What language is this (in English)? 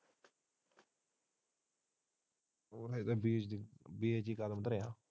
Punjabi